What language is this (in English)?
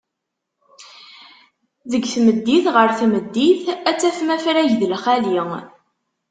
Kabyle